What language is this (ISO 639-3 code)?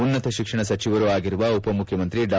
kan